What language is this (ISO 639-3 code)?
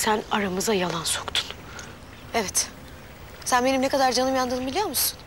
tur